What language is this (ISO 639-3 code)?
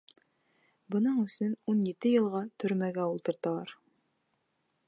bak